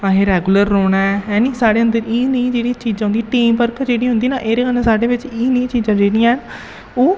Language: Dogri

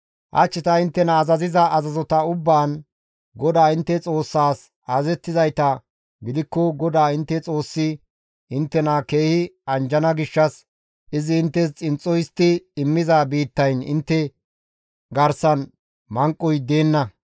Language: Gamo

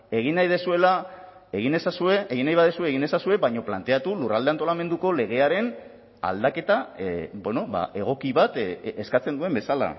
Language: Basque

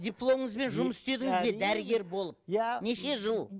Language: Kazakh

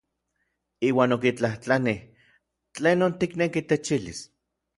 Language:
Orizaba Nahuatl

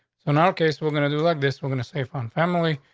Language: English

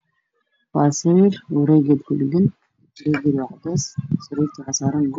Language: Somali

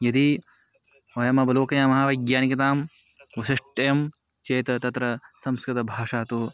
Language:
Sanskrit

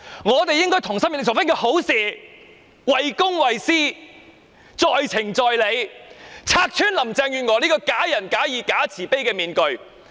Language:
Cantonese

